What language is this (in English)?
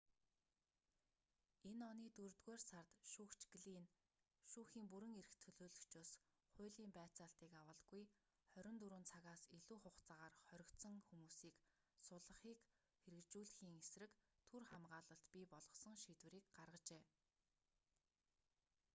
Mongolian